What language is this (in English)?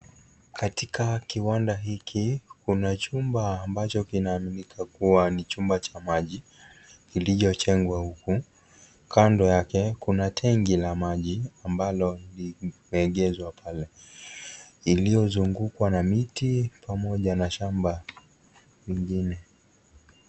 Swahili